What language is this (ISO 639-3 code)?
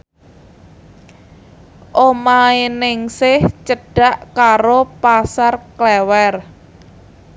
jav